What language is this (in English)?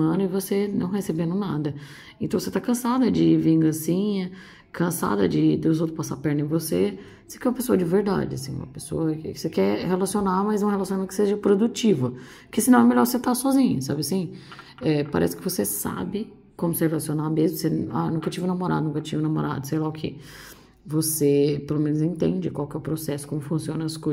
Portuguese